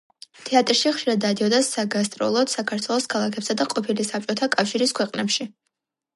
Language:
Georgian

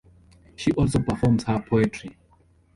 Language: English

